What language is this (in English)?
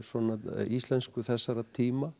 Icelandic